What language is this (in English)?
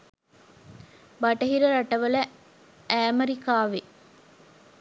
Sinhala